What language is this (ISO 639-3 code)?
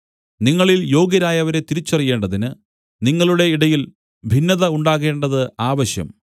mal